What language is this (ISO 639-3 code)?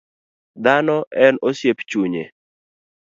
luo